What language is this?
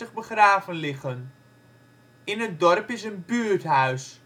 Dutch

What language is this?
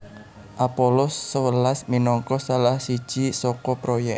Javanese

